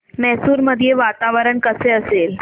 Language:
Marathi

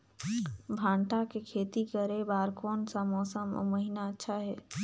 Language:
Chhattisgarhi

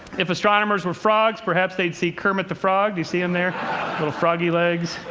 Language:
English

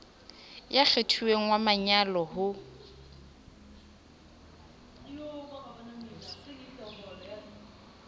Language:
Southern Sotho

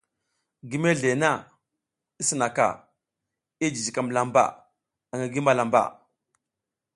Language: South Giziga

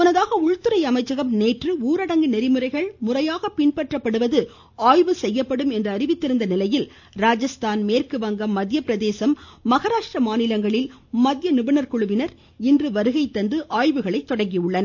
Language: Tamil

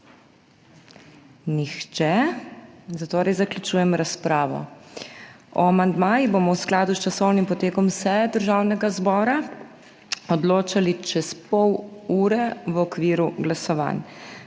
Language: Slovenian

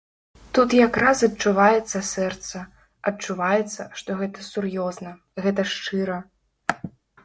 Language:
Belarusian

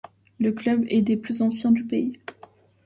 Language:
French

